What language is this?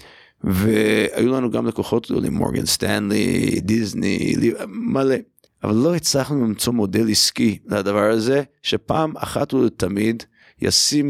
Hebrew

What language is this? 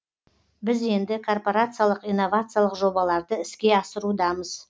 Kazakh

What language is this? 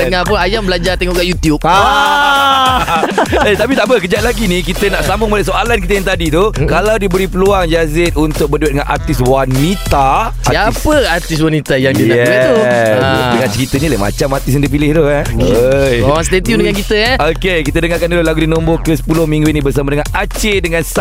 Malay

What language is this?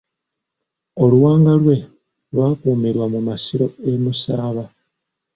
Ganda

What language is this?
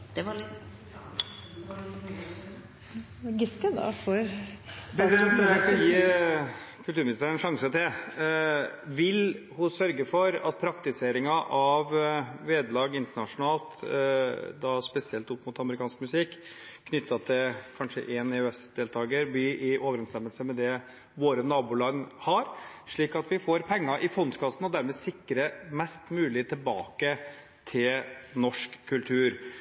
Norwegian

